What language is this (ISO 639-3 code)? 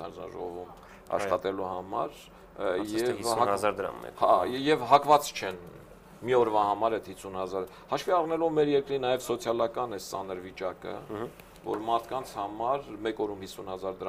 ron